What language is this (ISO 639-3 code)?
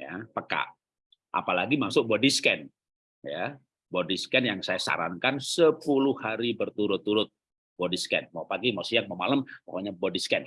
ind